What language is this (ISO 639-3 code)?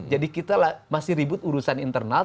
ind